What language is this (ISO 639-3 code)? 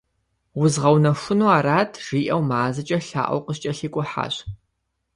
kbd